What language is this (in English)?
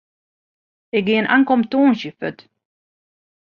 Western Frisian